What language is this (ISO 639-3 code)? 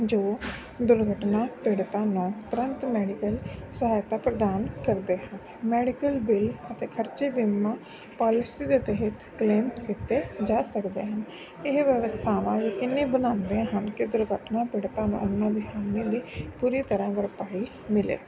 pan